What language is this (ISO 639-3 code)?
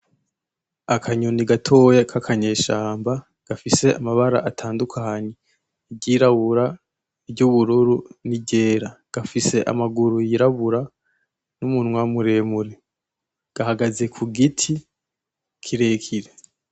run